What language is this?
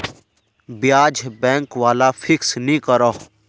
Magahi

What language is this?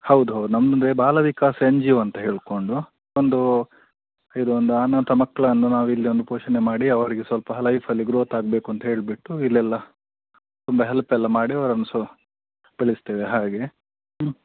Kannada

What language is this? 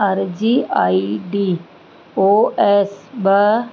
Sindhi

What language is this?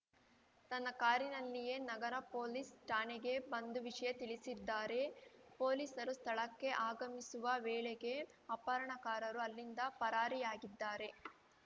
Kannada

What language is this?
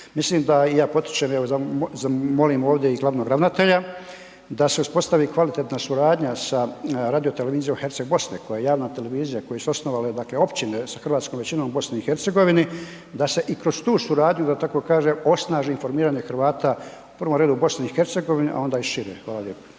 Croatian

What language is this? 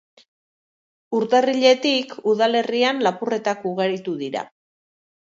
Basque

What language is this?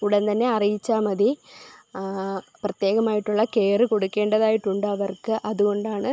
Malayalam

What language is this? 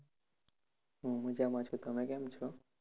Gujarati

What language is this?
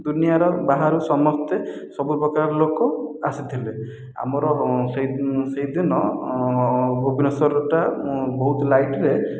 Odia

